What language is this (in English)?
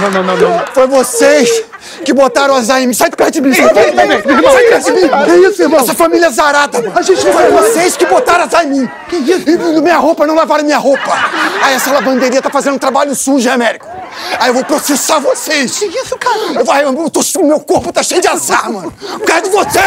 Portuguese